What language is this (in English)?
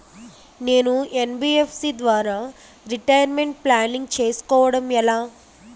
Telugu